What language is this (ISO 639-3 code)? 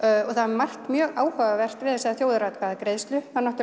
isl